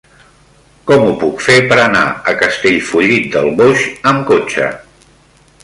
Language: Catalan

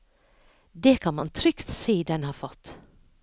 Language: Norwegian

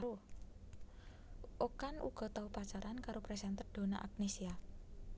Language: Javanese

